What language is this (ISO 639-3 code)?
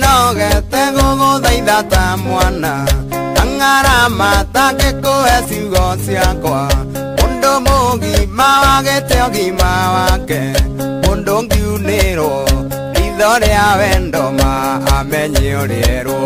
ind